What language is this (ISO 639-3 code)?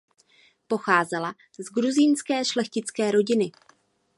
ces